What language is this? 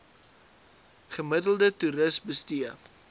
Afrikaans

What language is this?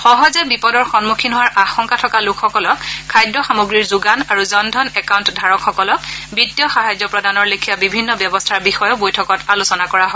Assamese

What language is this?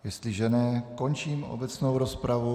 Czech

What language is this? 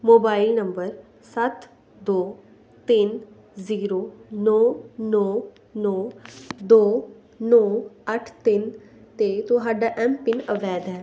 Punjabi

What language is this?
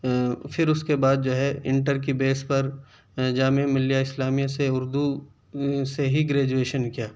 Urdu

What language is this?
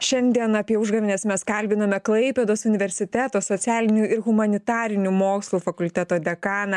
Lithuanian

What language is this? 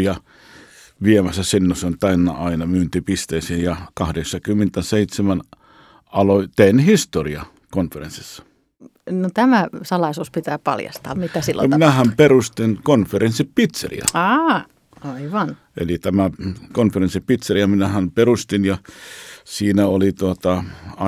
Finnish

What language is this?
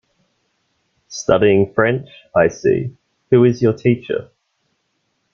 English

